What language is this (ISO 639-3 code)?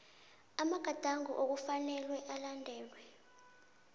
nbl